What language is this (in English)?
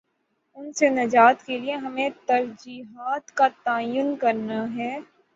Urdu